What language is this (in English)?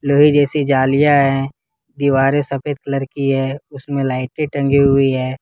Hindi